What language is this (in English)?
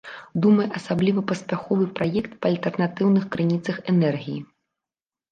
Belarusian